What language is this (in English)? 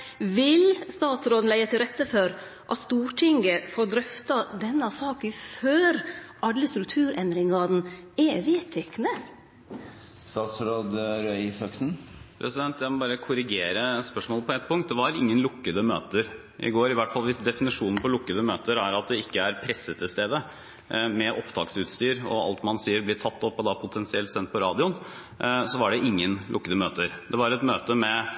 Norwegian